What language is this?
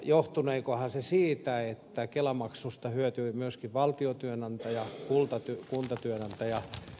Finnish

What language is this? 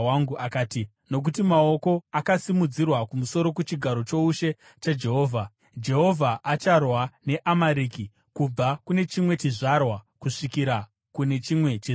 Shona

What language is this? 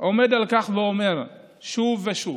Hebrew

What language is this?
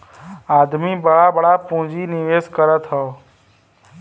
Bhojpuri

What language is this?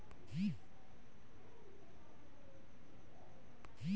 Bhojpuri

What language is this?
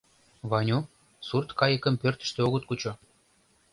Mari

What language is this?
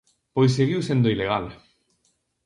Galician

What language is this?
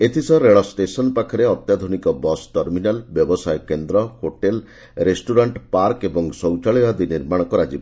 Odia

